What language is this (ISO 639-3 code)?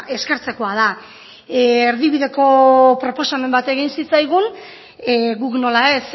eus